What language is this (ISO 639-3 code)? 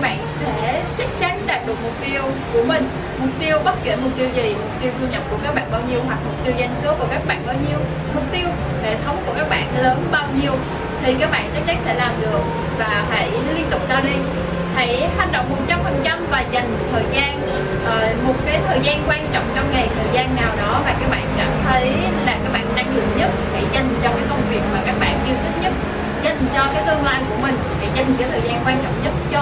vie